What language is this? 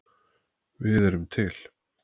Icelandic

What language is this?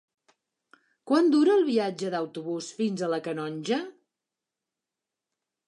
Catalan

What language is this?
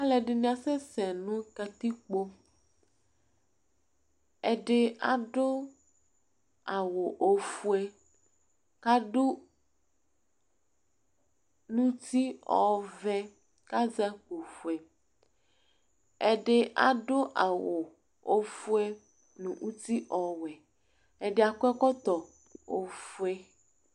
Ikposo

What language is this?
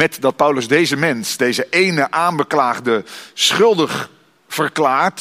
Dutch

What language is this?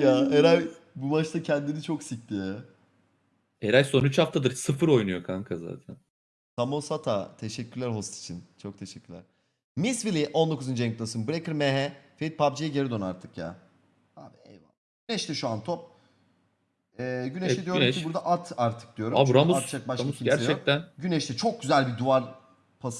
Turkish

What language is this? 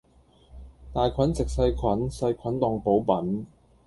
Cantonese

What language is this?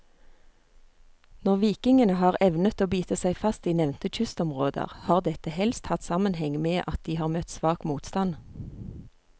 Norwegian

